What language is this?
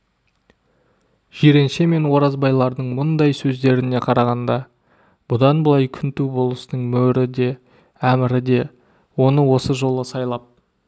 Kazakh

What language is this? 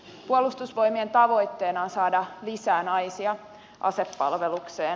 Finnish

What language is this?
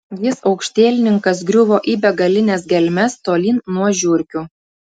Lithuanian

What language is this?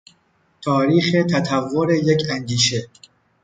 Persian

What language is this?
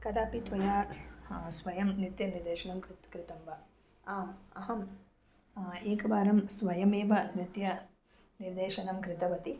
Sanskrit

